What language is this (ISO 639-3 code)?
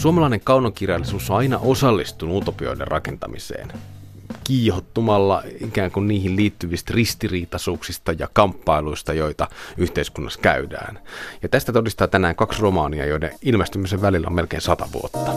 fin